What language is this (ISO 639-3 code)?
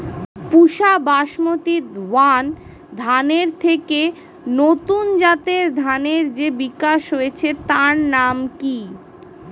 ben